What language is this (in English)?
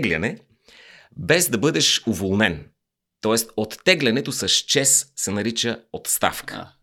Bulgarian